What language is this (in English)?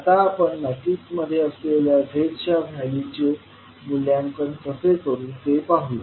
Marathi